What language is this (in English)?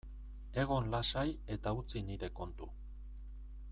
Basque